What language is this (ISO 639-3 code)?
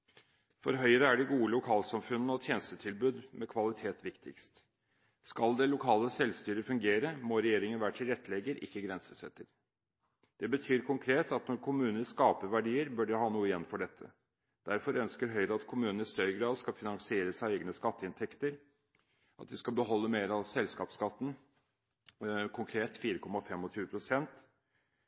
nob